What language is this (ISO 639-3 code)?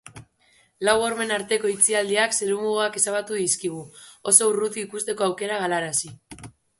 eus